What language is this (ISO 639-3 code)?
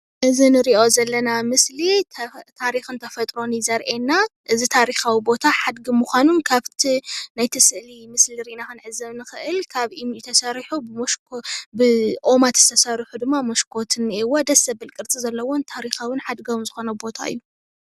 tir